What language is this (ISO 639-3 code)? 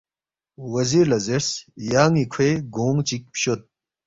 bft